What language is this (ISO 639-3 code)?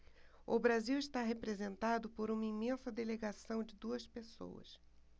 por